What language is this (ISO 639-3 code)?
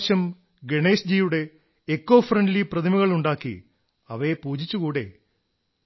mal